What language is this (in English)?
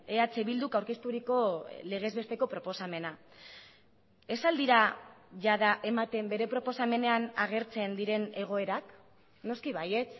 Basque